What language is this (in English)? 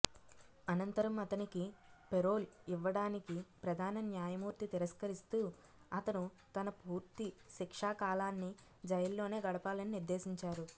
Telugu